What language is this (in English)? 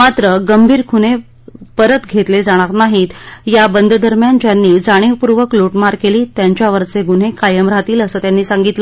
Marathi